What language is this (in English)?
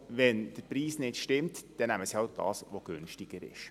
Swiss German